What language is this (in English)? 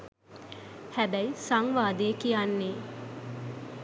Sinhala